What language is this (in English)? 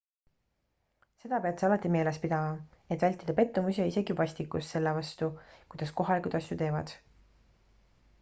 Estonian